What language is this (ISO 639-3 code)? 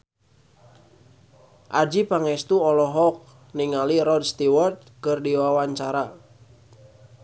sun